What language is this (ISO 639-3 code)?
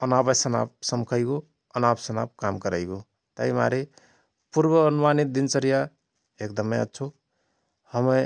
thr